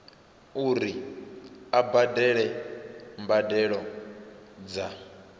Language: Venda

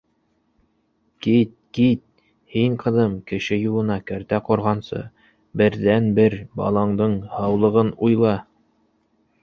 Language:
Bashkir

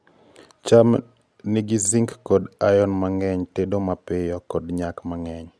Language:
Luo (Kenya and Tanzania)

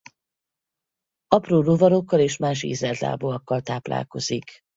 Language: Hungarian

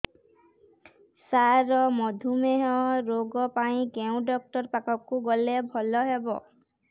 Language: Odia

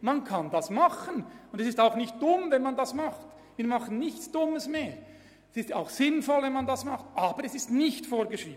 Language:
Swiss German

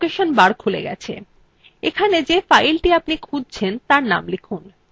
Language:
Bangla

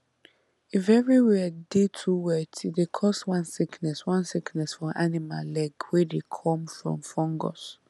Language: Nigerian Pidgin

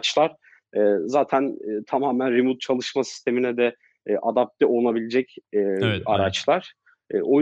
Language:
Turkish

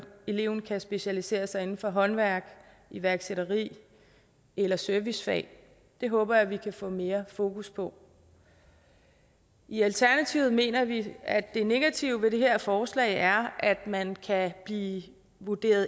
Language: Danish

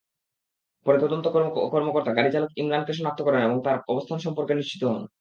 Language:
Bangla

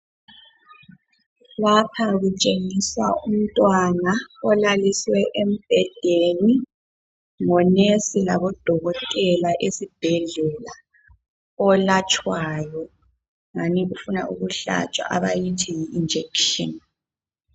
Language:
North Ndebele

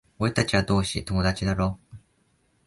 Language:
Japanese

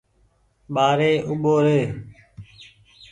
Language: Goaria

